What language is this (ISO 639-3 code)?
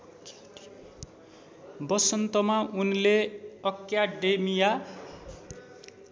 nep